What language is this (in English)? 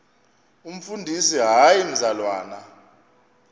Xhosa